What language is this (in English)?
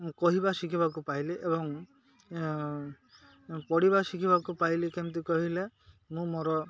Odia